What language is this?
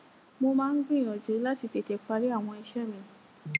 Yoruba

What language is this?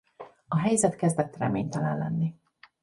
Hungarian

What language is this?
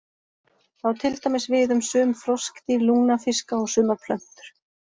Icelandic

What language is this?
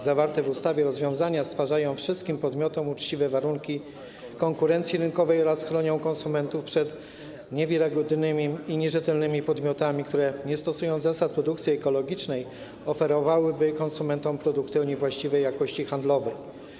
Polish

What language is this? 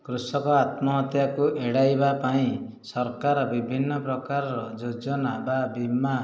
Odia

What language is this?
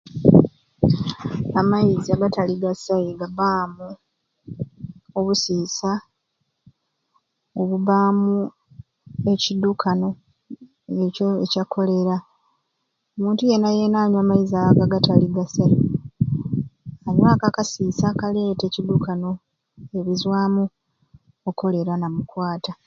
Ruuli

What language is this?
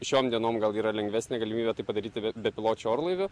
Lithuanian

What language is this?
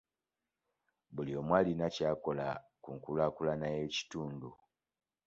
Ganda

